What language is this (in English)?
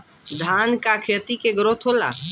Bhojpuri